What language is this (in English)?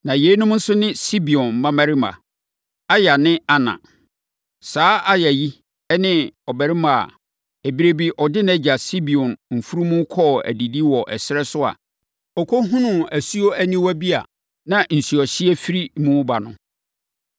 Akan